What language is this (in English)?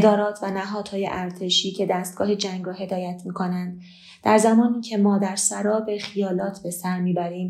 Persian